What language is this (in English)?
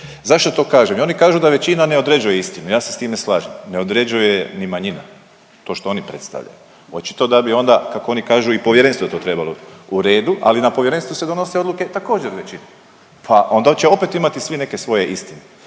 Croatian